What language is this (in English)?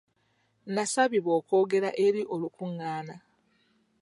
Ganda